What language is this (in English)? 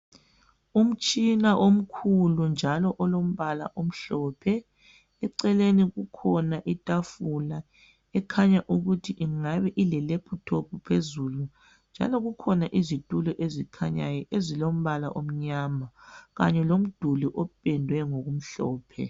North Ndebele